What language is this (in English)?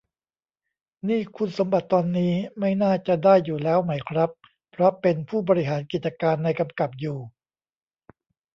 Thai